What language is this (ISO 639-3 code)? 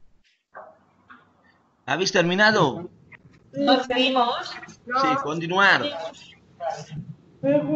spa